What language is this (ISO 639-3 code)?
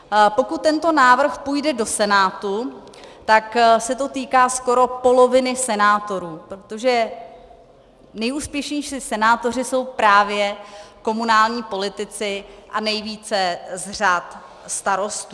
ces